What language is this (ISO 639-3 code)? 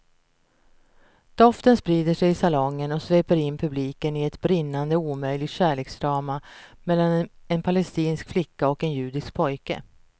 swe